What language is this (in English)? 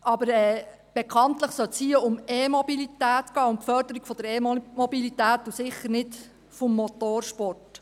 Swiss German